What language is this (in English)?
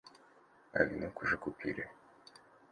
Russian